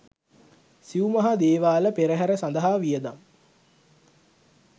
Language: Sinhala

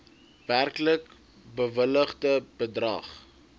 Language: Afrikaans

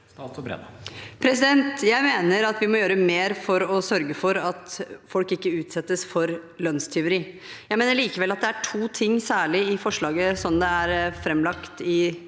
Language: Norwegian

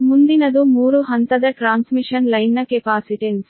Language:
Kannada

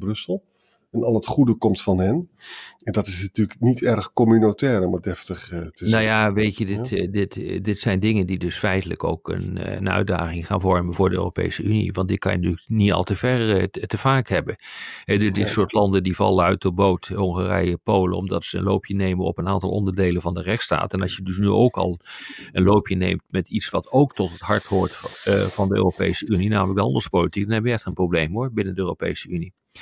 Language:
Dutch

